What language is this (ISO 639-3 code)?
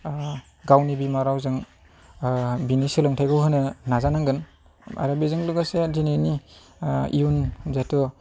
brx